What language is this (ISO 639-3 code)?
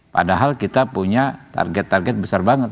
ind